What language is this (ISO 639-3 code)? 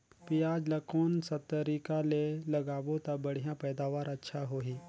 hne